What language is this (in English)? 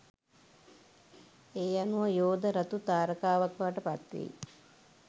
Sinhala